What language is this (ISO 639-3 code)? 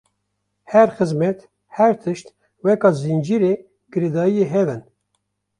kur